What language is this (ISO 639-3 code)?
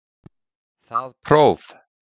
isl